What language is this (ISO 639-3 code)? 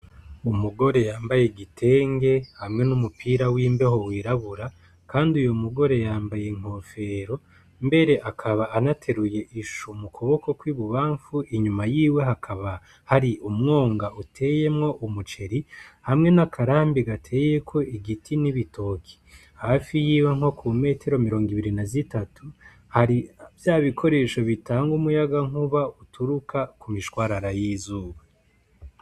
run